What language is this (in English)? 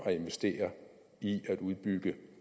Danish